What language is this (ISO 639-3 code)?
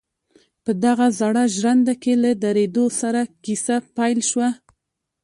pus